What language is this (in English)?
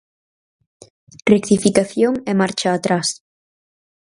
Galician